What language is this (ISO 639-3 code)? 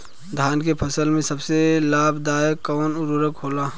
bho